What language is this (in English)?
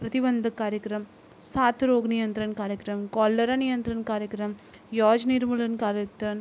Marathi